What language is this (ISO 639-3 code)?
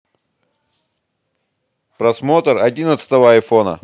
rus